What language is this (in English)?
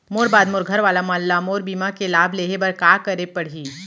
Chhattisgarhi